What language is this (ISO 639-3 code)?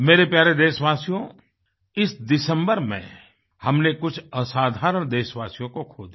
hin